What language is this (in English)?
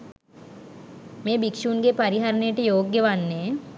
Sinhala